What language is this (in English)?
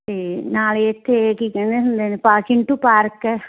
Punjabi